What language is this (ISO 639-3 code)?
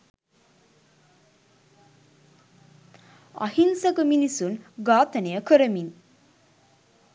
sin